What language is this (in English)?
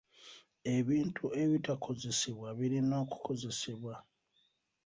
Ganda